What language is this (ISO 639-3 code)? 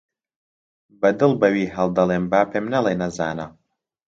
ckb